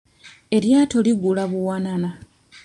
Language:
Ganda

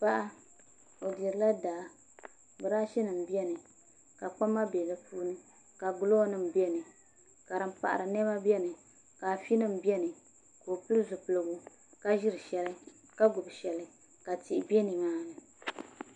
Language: Dagbani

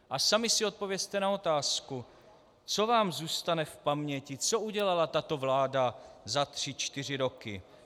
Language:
Czech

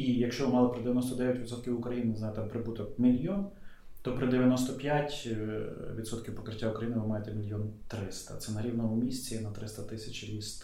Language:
Ukrainian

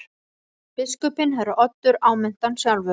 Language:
Icelandic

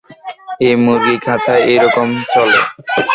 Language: Bangla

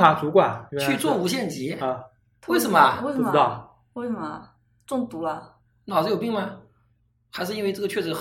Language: Chinese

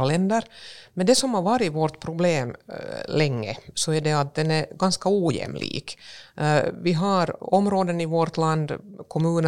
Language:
Swedish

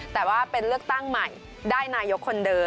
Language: Thai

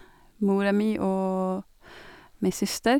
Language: Norwegian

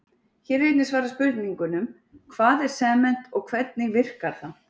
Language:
Icelandic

